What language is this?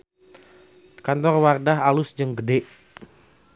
Sundanese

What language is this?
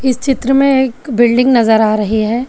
Hindi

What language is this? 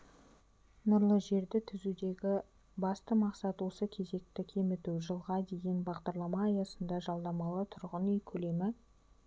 Kazakh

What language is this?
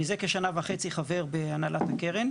Hebrew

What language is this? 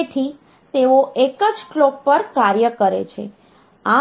Gujarati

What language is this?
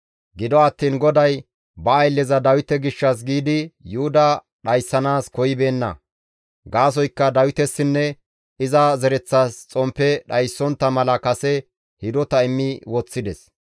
Gamo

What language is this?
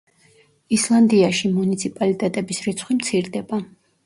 Georgian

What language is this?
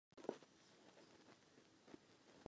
Czech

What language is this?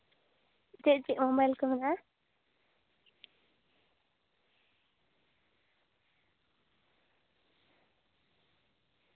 Santali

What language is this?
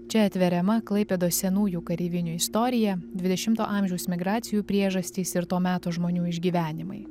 Lithuanian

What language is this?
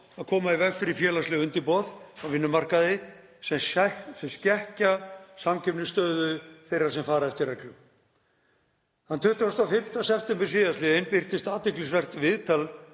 Icelandic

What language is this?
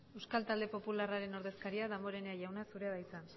Basque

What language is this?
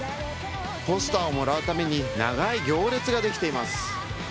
Japanese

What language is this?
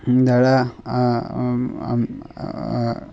Assamese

